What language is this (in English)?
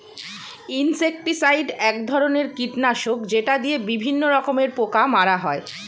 Bangla